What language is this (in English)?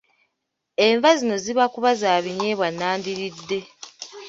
Ganda